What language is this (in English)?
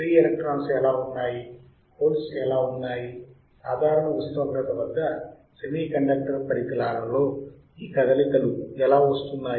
Telugu